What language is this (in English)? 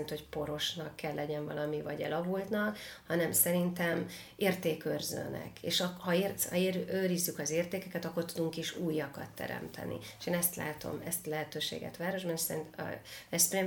Hungarian